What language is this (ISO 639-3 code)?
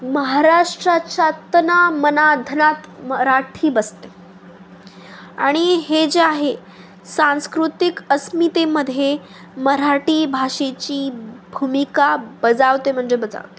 mar